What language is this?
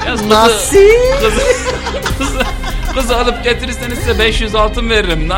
Turkish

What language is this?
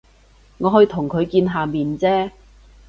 Cantonese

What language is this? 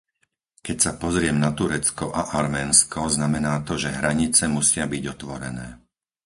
Slovak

